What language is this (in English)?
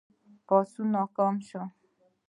Pashto